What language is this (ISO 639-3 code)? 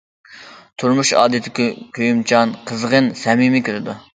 uig